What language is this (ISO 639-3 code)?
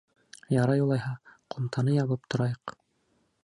bak